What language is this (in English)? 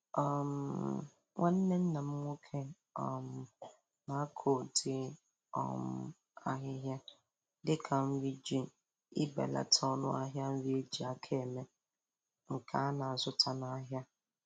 Igbo